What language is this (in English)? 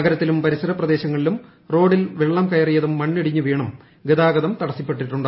Malayalam